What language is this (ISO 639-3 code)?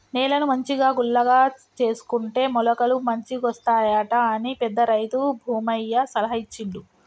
tel